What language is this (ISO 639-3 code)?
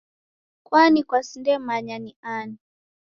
dav